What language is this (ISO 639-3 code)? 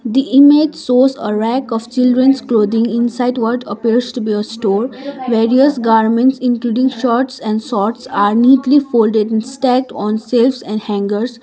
eng